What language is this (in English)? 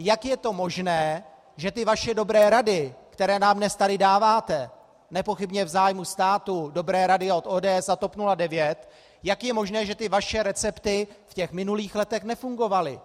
Czech